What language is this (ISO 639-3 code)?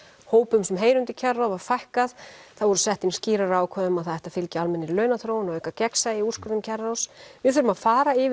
isl